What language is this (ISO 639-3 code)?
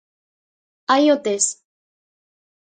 glg